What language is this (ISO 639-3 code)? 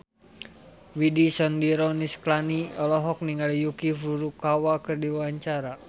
sun